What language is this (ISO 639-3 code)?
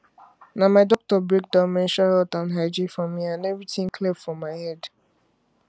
pcm